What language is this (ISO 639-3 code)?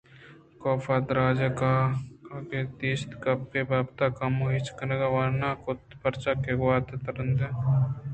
bgp